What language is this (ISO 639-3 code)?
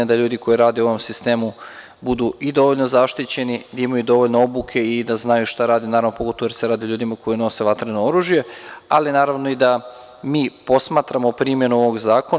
srp